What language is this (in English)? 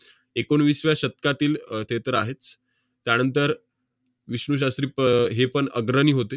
Marathi